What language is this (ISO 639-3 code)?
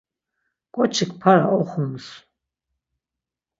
lzz